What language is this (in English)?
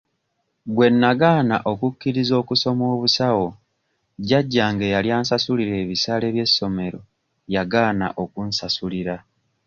Ganda